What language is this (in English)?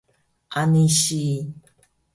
Taroko